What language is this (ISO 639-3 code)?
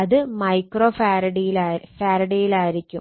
mal